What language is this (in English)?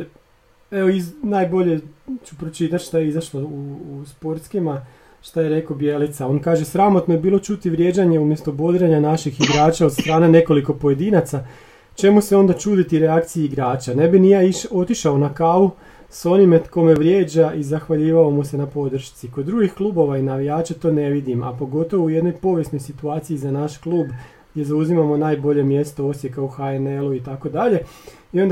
Croatian